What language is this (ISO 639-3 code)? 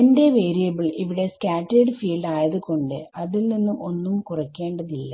mal